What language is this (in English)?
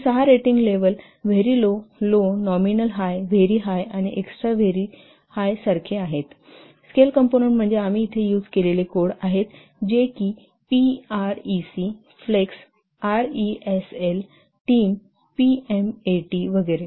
Marathi